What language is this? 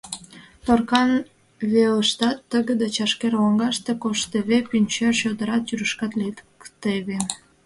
Mari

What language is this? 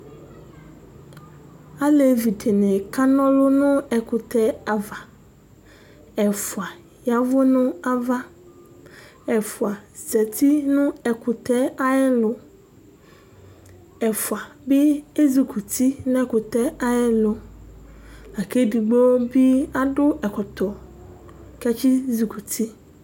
Ikposo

